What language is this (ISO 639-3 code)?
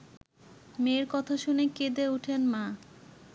ben